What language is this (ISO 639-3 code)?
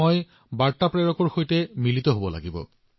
asm